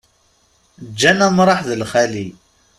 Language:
Kabyle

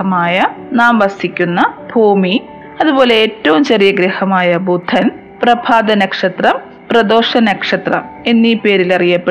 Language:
Malayalam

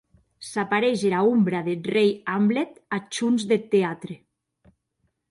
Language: Occitan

